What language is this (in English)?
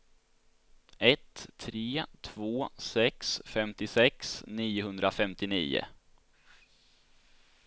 Swedish